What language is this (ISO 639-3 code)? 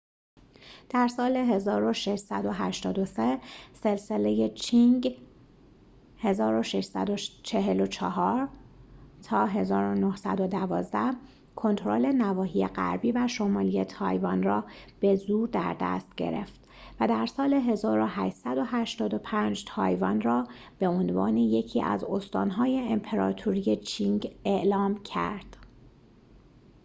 fas